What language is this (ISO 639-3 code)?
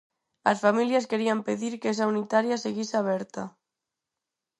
glg